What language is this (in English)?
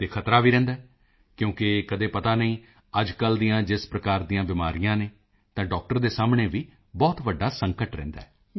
Punjabi